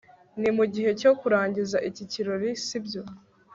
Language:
Kinyarwanda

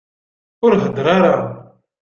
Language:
Kabyle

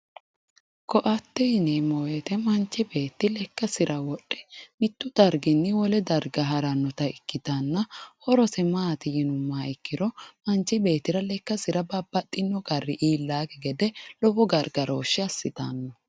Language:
Sidamo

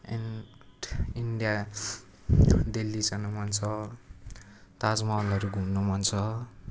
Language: Nepali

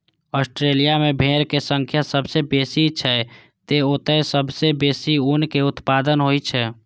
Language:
Maithili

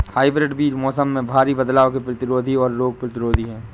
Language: Hindi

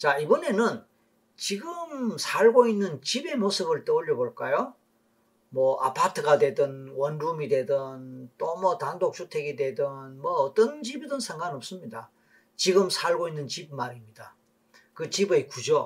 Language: Korean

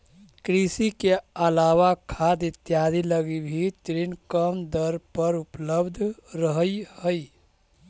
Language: Magahi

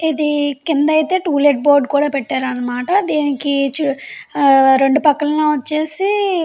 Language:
Telugu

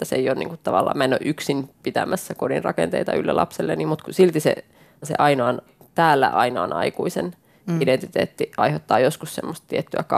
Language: Finnish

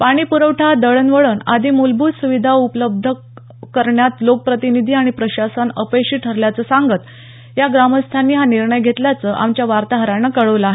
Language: Marathi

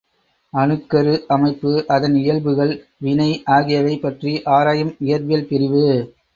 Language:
Tamil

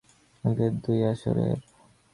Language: Bangla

